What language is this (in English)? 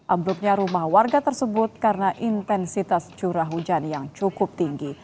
Indonesian